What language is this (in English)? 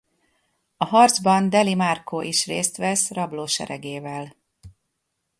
Hungarian